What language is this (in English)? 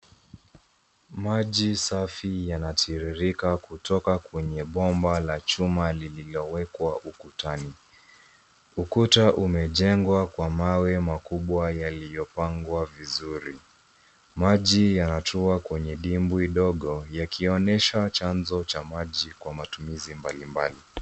Swahili